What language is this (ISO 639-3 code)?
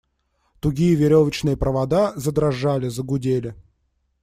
rus